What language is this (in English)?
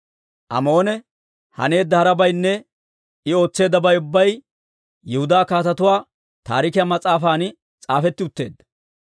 Dawro